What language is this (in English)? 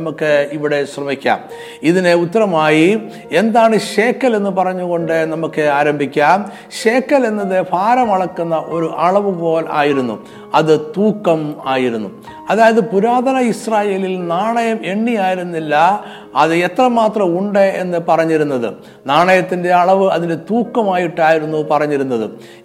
Malayalam